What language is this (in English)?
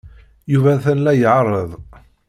Kabyle